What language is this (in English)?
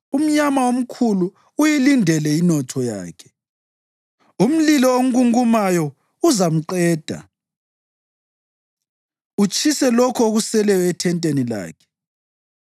North Ndebele